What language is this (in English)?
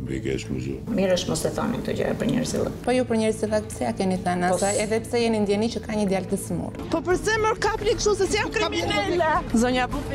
Romanian